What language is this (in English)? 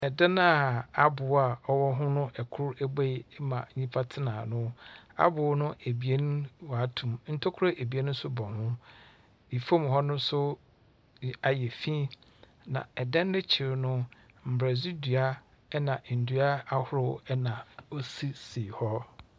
Akan